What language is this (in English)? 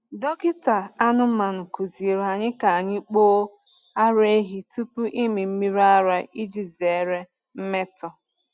Igbo